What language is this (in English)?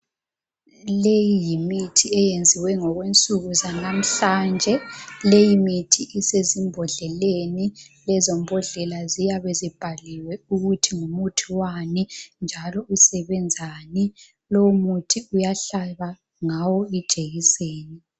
North Ndebele